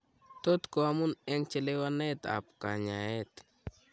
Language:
Kalenjin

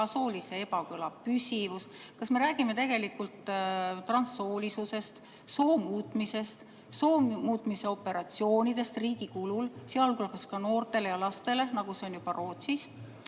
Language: Estonian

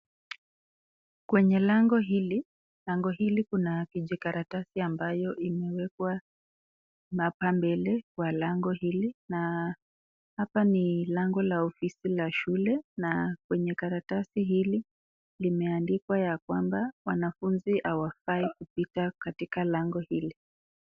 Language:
Swahili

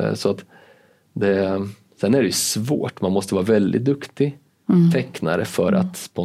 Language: Swedish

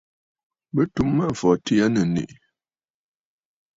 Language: Bafut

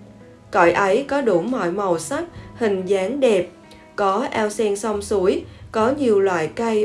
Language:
Vietnamese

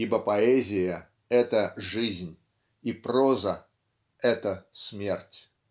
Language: Russian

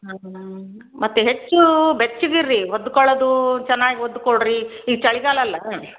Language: Kannada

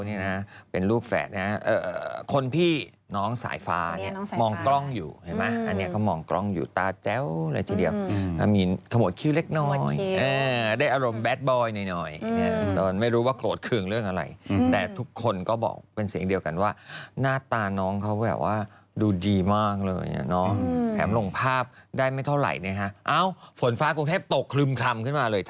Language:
Thai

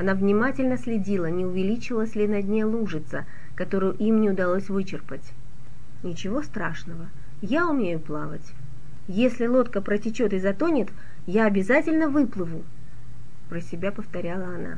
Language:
Russian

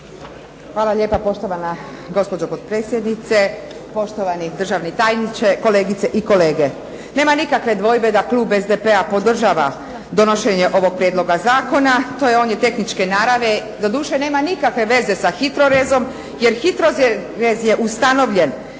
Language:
Croatian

